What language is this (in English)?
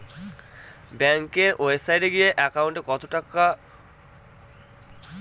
Bangla